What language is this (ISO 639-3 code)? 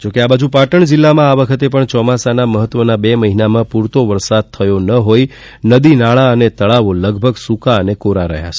guj